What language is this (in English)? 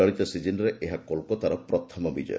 Odia